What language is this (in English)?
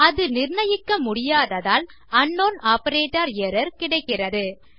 Tamil